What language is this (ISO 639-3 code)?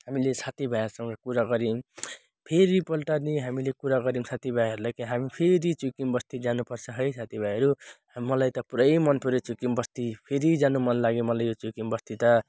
nep